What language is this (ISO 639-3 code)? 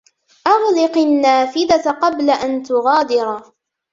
ara